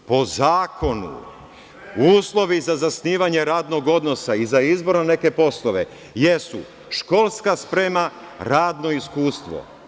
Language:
Serbian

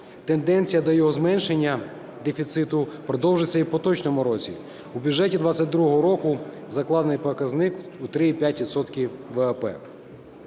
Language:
Ukrainian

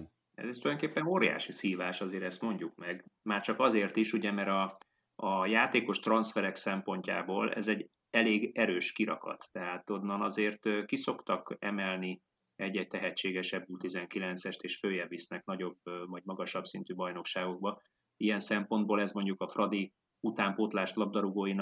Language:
Hungarian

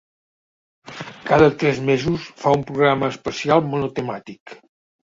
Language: Catalan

